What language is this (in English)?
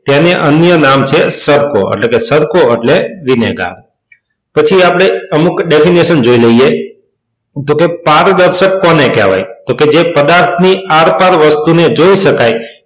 Gujarati